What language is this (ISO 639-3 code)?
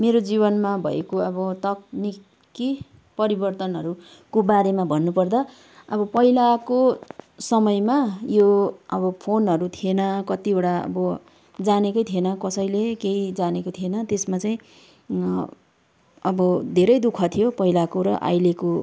nep